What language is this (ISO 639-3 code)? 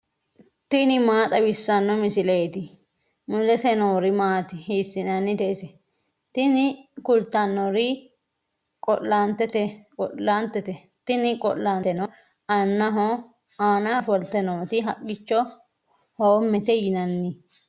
sid